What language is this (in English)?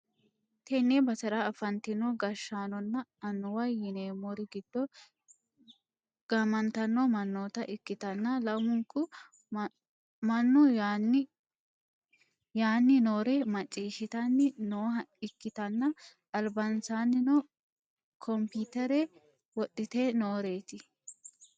Sidamo